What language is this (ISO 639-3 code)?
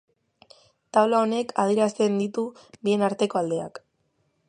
eus